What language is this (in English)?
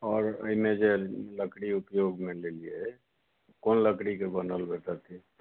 Maithili